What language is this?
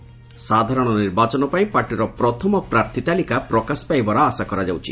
Odia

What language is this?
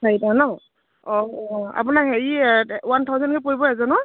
Assamese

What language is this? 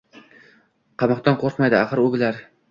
Uzbek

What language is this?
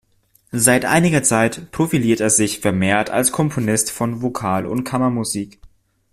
German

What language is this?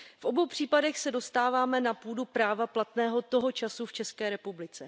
Czech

